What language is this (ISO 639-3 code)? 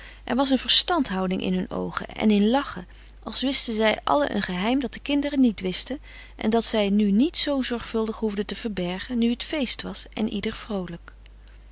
nld